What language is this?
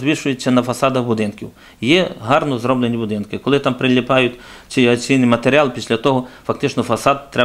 Ukrainian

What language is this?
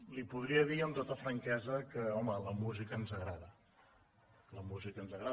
Catalan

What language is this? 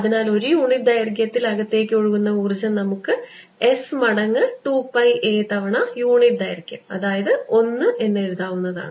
Malayalam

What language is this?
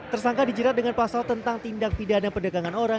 Indonesian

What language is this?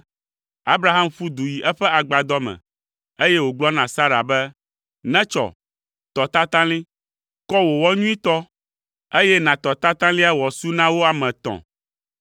Ewe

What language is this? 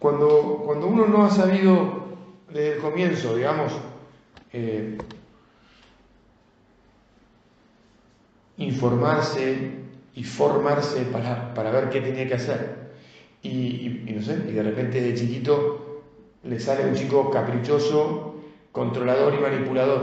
Spanish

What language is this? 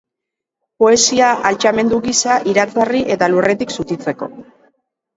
Basque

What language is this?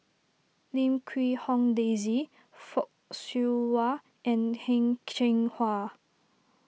English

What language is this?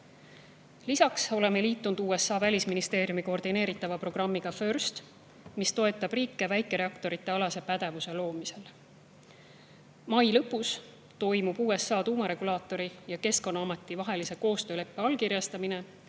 Estonian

